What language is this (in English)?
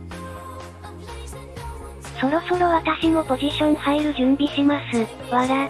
Japanese